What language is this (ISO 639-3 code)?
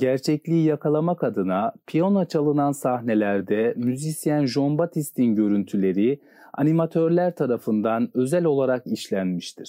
tur